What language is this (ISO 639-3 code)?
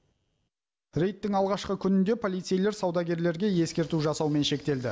kaz